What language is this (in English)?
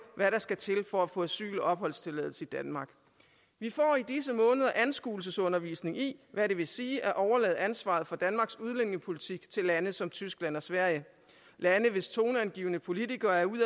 Danish